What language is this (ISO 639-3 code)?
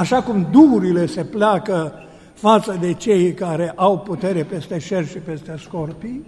ron